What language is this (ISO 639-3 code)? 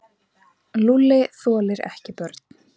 isl